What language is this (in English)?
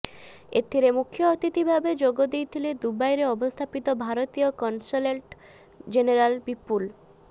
Odia